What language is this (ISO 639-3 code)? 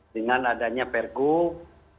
ind